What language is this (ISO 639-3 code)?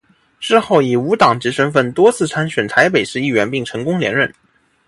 zho